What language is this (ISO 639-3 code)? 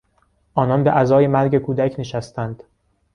fas